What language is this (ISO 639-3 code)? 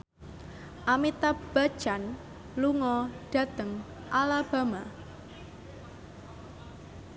jav